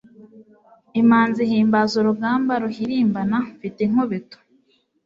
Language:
Kinyarwanda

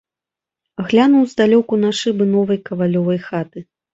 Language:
Belarusian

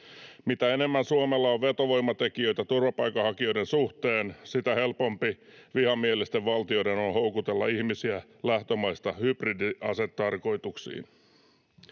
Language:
Finnish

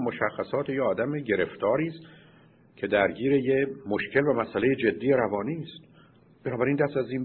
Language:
Persian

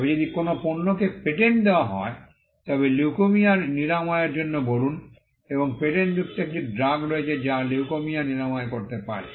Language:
Bangla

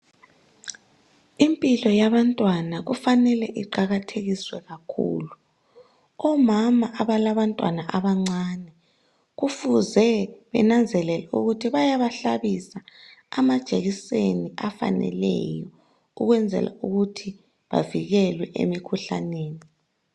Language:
North Ndebele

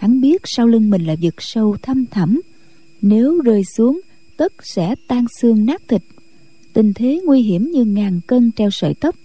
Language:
Vietnamese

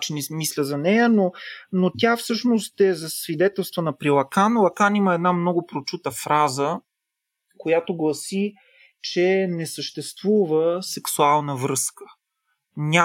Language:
Bulgarian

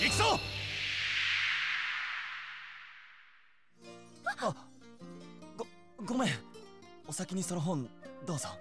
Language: Japanese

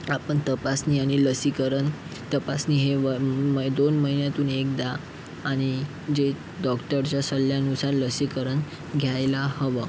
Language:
Marathi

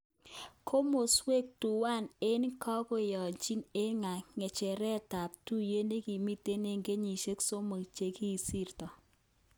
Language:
Kalenjin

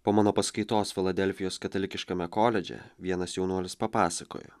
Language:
Lithuanian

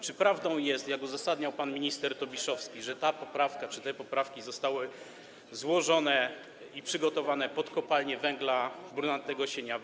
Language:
Polish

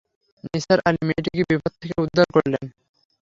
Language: Bangla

